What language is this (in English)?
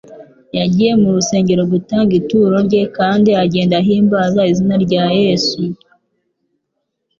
Kinyarwanda